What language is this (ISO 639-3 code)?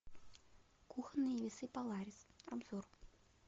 rus